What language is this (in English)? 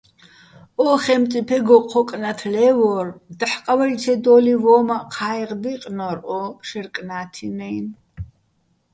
Bats